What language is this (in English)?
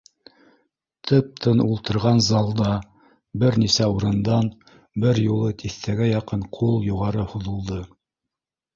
Bashkir